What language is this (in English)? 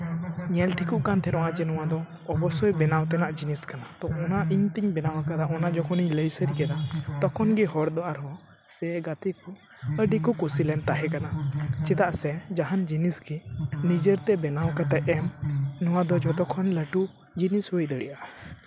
Santali